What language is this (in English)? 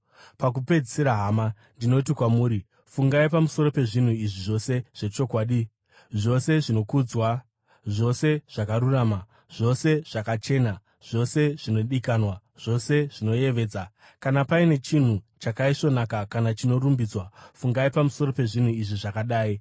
Shona